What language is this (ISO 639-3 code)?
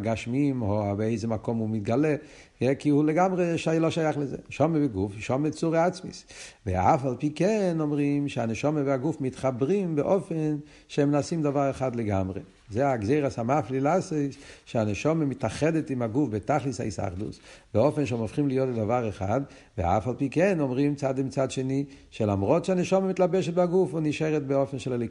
heb